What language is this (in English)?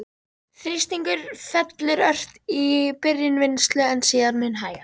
Icelandic